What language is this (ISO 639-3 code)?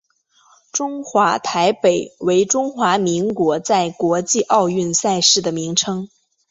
zho